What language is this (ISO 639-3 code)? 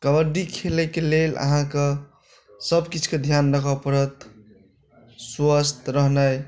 mai